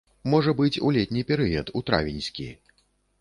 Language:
Belarusian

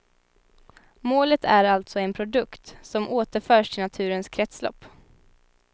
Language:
Swedish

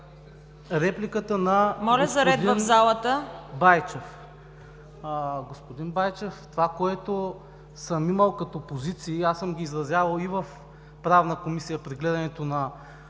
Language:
Bulgarian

